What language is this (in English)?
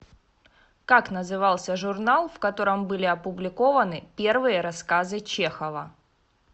Russian